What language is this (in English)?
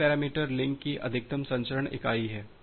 Hindi